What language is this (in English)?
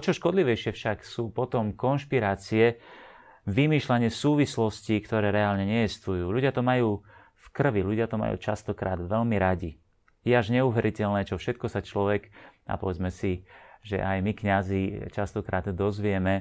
Slovak